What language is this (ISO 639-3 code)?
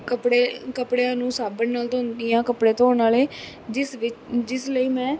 pan